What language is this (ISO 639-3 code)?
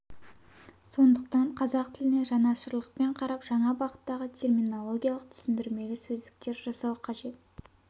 kaz